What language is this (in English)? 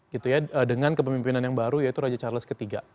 Indonesian